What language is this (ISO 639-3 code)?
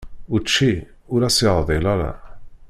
kab